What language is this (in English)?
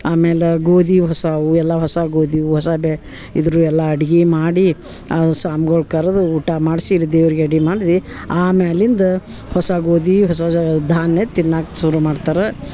Kannada